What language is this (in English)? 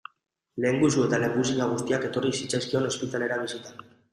Basque